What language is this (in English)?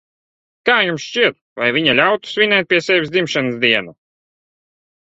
Latvian